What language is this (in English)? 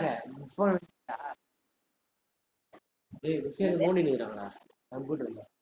Tamil